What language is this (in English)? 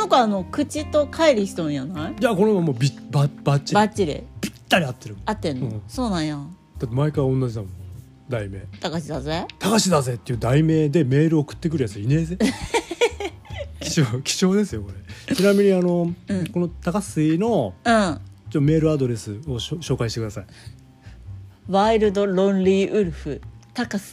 Japanese